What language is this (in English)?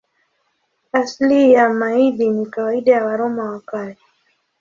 Swahili